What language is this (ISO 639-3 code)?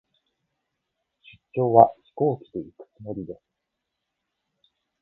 jpn